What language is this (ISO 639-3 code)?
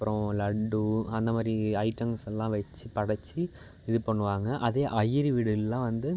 tam